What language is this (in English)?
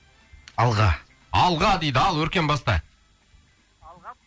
Kazakh